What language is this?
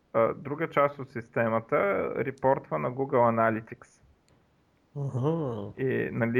Bulgarian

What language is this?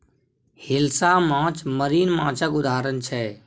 Maithili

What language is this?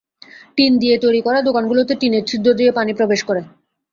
Bangla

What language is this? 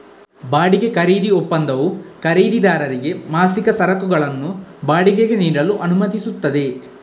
Kannada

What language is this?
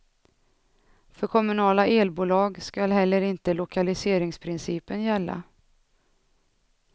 Swedish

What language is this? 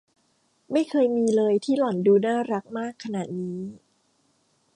Thai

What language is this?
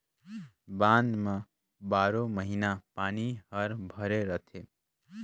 Chhattisgarhi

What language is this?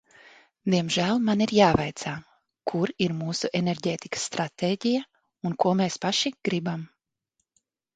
Latvian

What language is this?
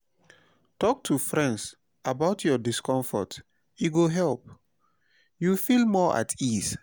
Nigerian Pidgin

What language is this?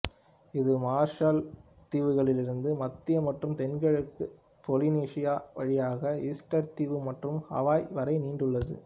Tamil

